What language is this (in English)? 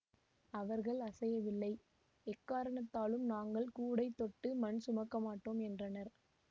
Tamil